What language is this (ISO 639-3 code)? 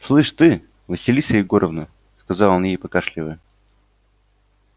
rus